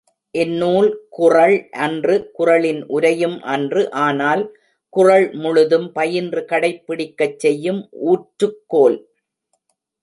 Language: Tamil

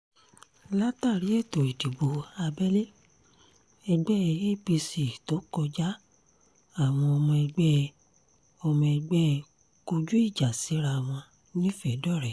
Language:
Yoruba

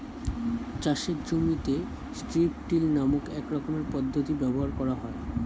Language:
Bangla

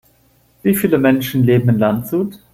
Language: German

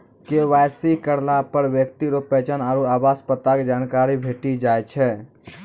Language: Maithili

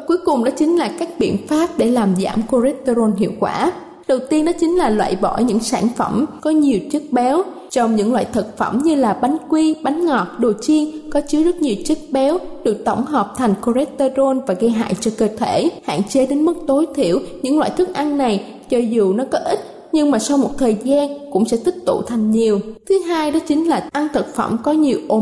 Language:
Vietnamese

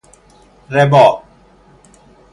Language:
Persian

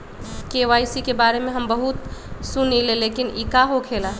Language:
Magahi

